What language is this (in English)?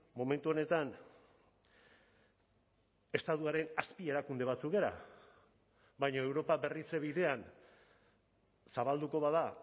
Basque